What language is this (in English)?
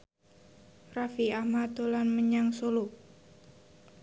Javanese